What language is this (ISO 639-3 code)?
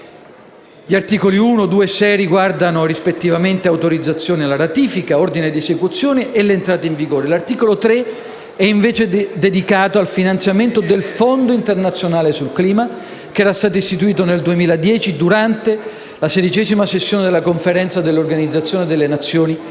ita